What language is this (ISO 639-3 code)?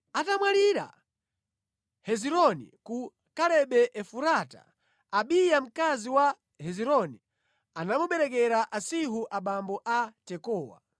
nya